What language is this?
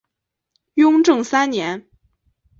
Chinese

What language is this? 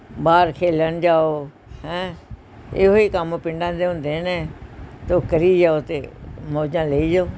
Punjabi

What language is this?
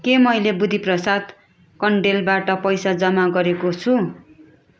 Nepali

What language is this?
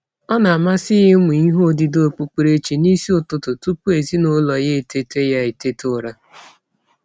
Igbo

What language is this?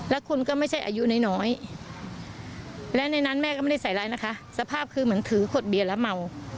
Thai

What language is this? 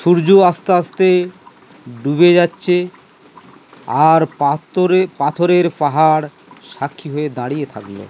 Bangla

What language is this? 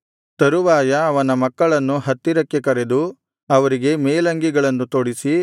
Kannada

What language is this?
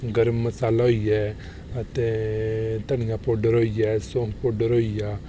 Dogri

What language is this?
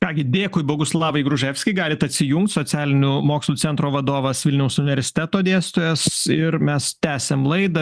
Lithuanian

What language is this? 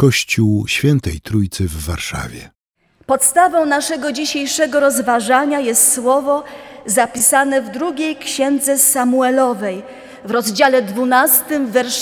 Polish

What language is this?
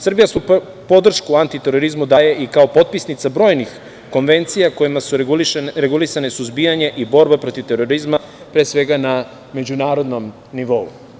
Serbian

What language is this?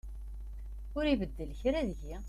Kabyle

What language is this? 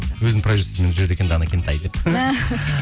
Kazakh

